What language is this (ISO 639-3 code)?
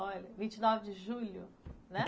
por